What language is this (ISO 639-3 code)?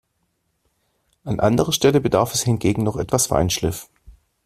deu